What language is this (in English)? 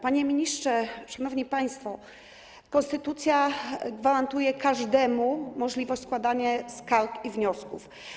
Polish